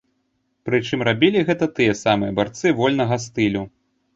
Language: Belarusian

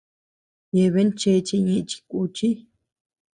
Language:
Tepeuxila Cuicatec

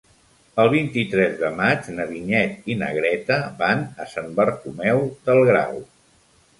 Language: Catalan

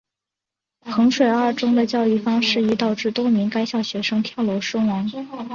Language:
Chinese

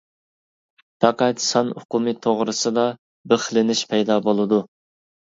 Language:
Uyghur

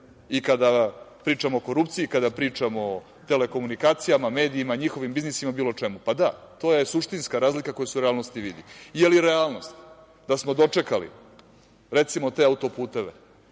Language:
Serbian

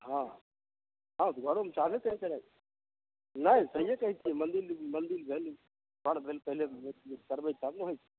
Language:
Maithili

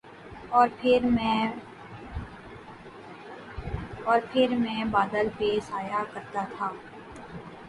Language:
Urdu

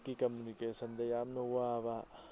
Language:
Manipuri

